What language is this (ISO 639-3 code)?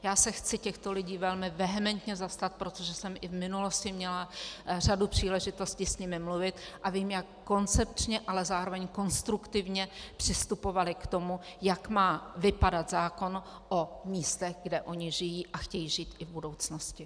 ces